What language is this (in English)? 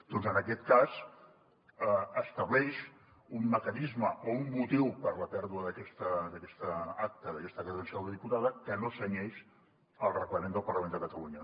Catalan